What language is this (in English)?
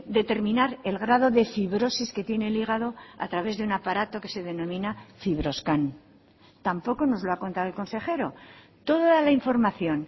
Spanish